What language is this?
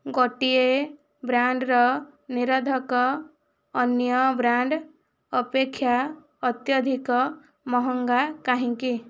Odia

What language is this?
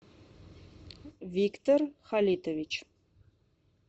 Russian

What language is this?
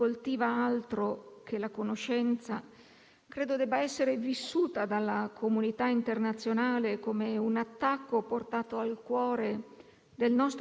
Italian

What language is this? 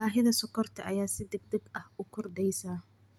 Somali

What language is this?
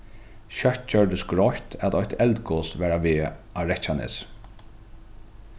Faroese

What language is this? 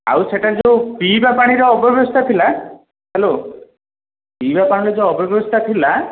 Odia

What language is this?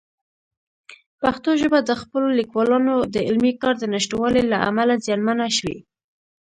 Pashto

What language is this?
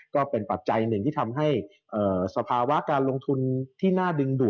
Thai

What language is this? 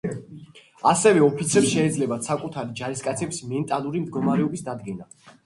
Georgian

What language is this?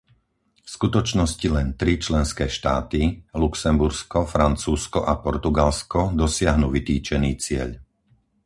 Slovak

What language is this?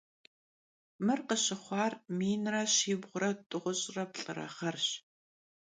Kabardian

